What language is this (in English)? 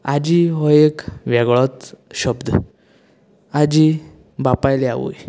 Konkani